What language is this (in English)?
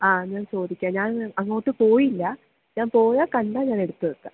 Malayalam